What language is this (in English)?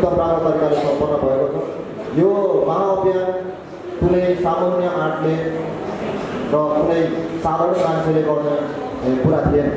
Indonesian